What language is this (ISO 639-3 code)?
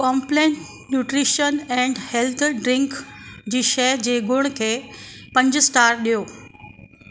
snd